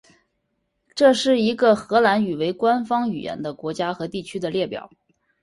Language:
Chinese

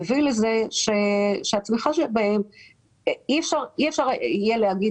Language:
Hebrew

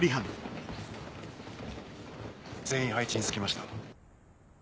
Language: Japanese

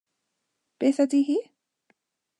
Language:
Welsh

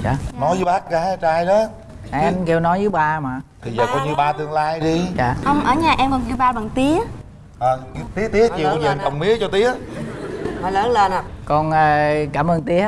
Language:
Vietnamese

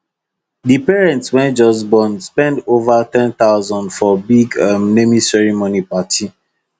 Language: Nigerian Pidgin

